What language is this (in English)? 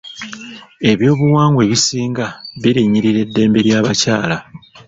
Ganda